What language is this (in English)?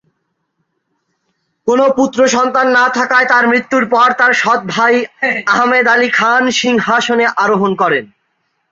Bangla